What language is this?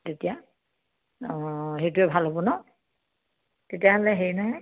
Assamese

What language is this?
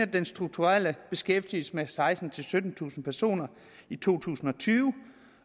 Danish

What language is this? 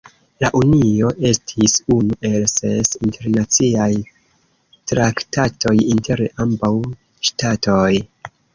Esperanto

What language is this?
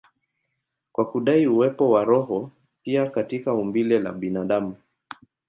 Swahili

